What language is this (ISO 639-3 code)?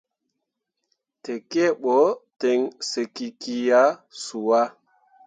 mua